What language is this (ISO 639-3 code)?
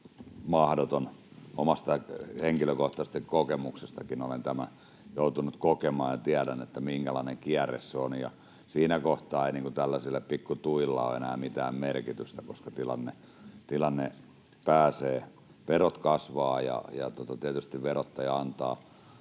fin